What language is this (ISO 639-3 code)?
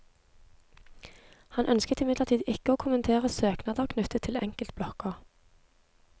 nor